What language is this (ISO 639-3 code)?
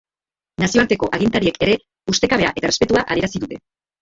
eus